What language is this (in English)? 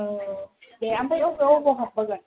Bodo